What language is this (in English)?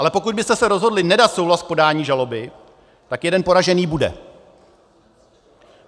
Czech